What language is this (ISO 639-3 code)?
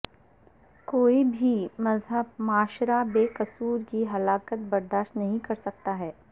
urd